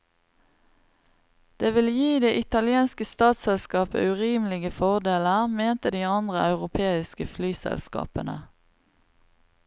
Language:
Norwegian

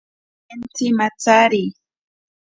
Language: Ashéninka Perené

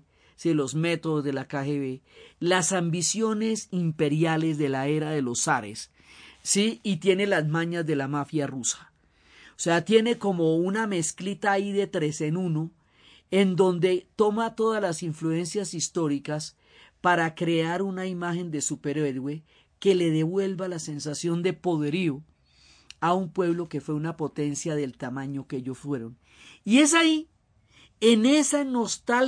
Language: Spanish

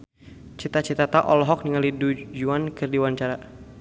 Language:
Sundanese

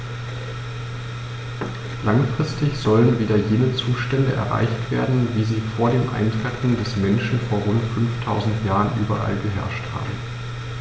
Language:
German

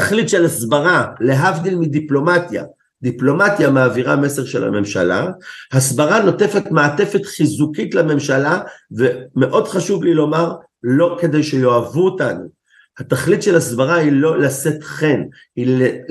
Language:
Hebrew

